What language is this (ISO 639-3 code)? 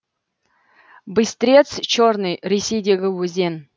kaz